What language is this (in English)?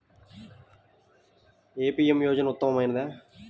Telugu